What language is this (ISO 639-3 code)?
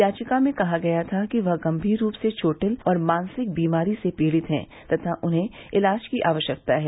hin